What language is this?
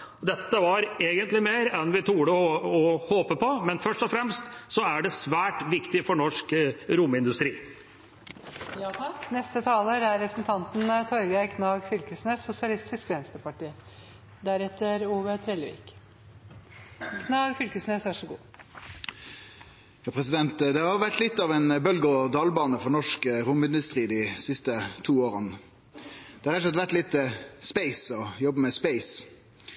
Norwegian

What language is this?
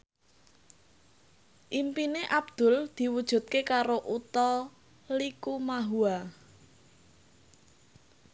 Javanese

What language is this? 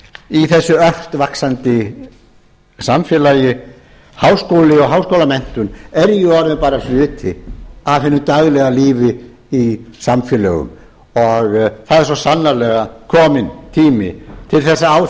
Icelandic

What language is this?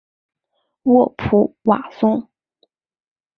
Chinese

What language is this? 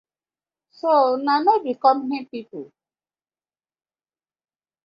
Nigerian Pidgin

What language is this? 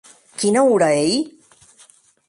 Occitan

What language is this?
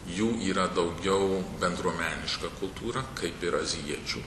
Lithuanian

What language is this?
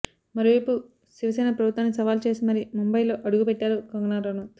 Telugu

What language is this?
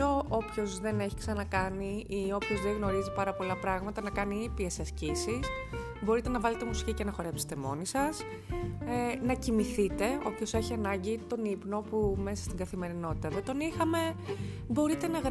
Greek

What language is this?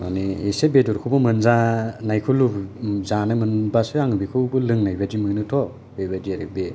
Bodo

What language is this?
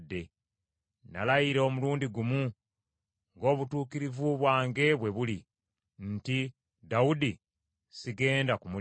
Ganda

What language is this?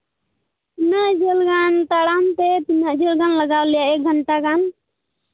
Santali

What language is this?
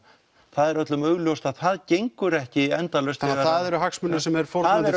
Icelandic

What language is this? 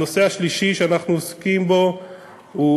Hebrew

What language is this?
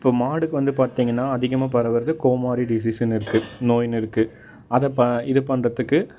Tamil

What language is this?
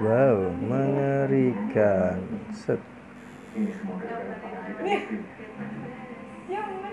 Indonesian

